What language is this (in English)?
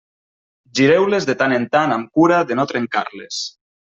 Catalan